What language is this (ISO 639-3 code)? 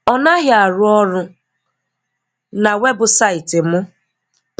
ibo